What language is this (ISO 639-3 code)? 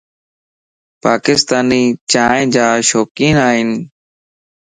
lss